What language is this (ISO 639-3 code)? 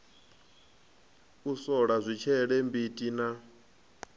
ven